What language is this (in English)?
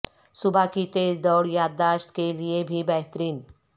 Urdu